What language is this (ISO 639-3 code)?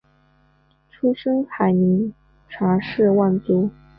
zho